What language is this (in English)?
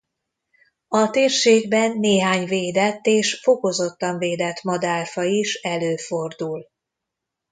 Hungarian